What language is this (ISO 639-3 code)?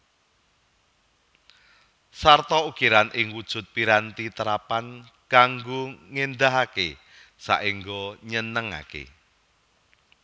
jav